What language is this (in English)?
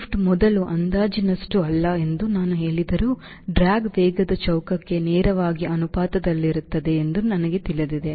Kannada